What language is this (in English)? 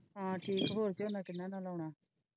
Punjabi